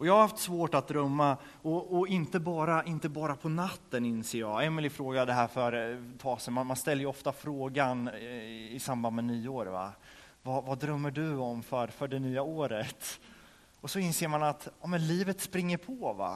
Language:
Swedish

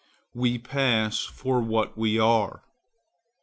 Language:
English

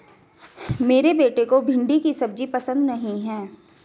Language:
Hindi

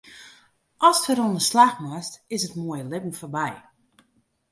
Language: Western Frisian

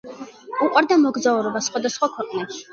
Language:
Georgian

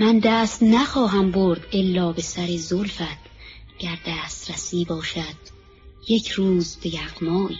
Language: Persian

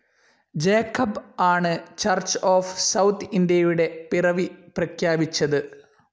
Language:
Malayalam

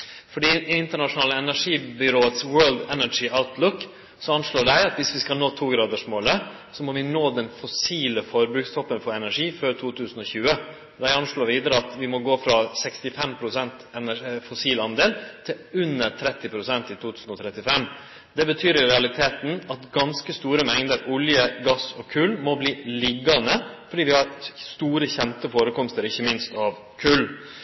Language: Norwegian Nynorsk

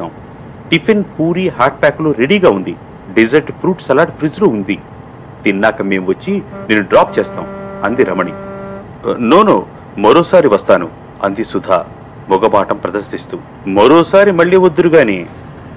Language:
Telugu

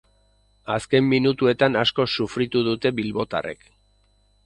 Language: Basque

